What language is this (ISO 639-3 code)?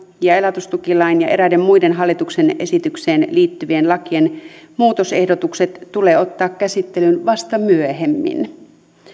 fin